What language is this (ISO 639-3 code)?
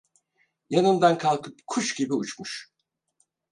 tur